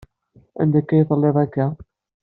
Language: Kabyle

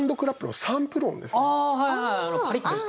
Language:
Japanese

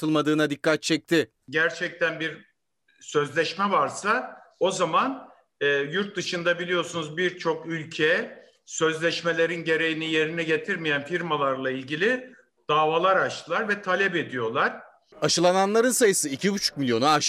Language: Turkish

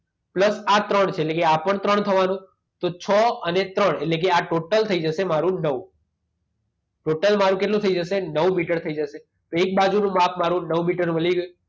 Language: Gujarati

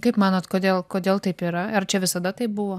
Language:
Lithuanian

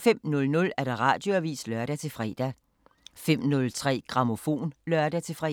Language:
Danish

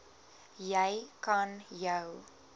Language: Afrikaans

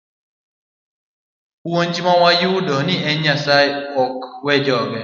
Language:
Luo (Kenya and Tanzania)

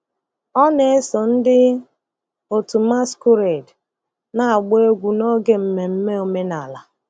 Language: Igbo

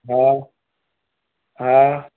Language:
Sindhi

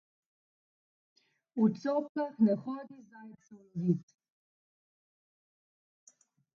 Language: Slovenian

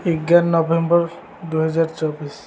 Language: Odia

